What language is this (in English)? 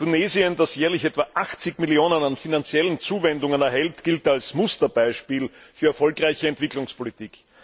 German